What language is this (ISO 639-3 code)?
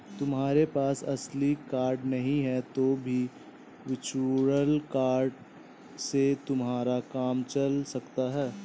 hin